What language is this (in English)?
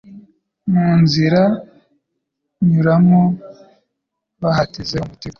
Kinyarwanda